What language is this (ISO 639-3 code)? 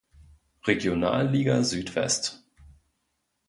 deu